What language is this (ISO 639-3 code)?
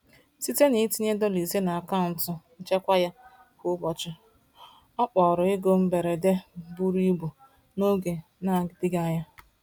ibo